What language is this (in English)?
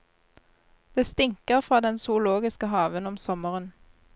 Norwegian